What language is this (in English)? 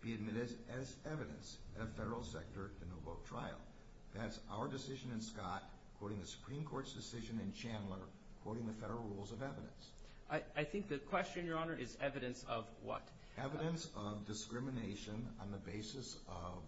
English